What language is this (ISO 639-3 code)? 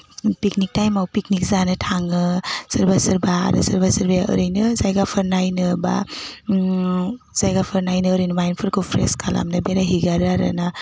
brx